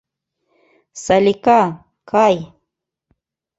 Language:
Mari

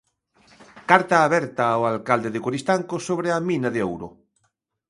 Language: Galician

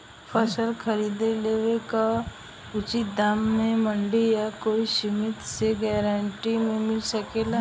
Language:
Bhojpuri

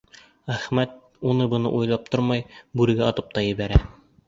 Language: Bashkir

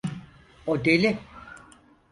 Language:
Turkish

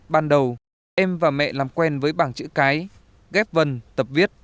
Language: Vietnamese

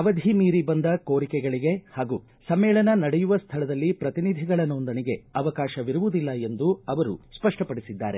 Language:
Kannada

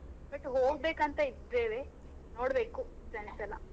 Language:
Kannada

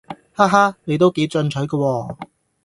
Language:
Cantonese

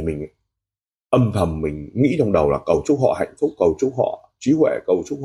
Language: Vietnamese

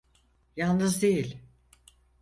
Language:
Turkish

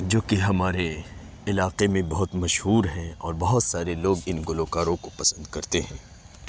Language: Urdu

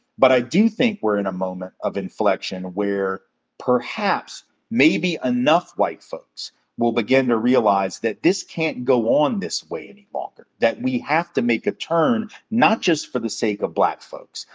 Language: English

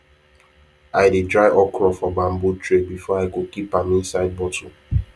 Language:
Nigerian Pidgin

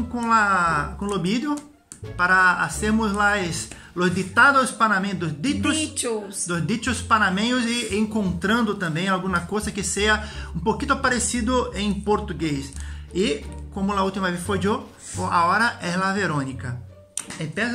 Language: Portuguese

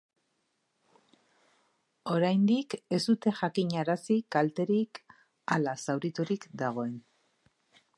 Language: Basque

